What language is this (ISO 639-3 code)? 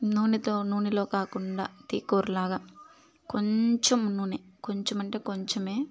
tel